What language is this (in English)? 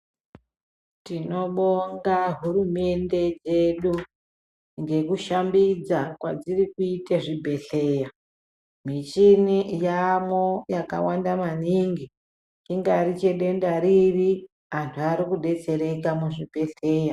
Ndau